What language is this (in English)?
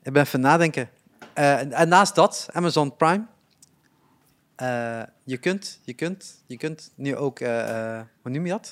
Dutch